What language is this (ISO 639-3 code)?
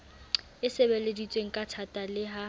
sot